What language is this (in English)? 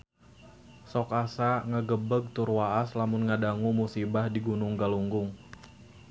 Sundanese